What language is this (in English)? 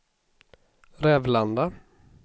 Swedish